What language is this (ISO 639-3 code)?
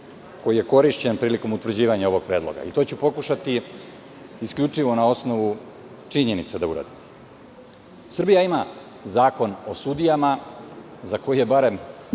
srp